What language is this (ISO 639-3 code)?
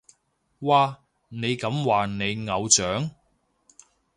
yue